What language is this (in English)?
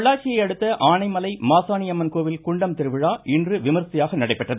Tamil